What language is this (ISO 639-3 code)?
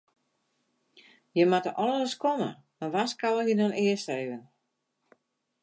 fry